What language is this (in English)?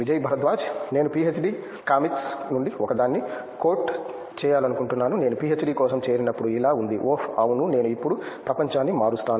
Telugu